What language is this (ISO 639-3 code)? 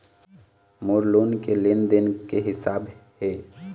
hne